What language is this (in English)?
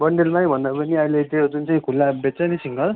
Nepali